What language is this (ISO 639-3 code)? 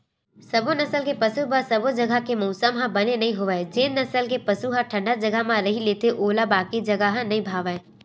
hne